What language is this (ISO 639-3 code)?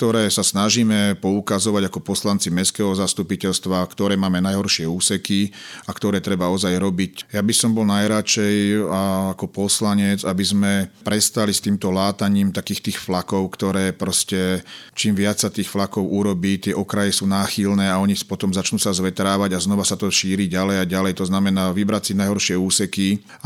slk